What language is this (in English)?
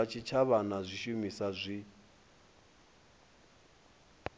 Venda